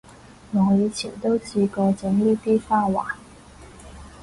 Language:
Cantonese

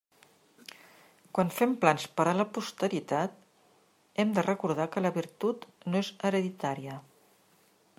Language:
Catalan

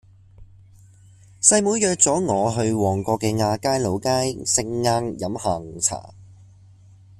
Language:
Cantonese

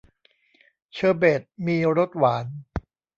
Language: Thai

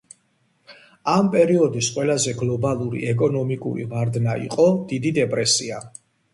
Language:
Georgian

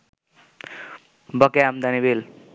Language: Bangla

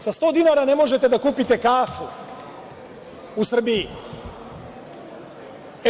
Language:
Serbian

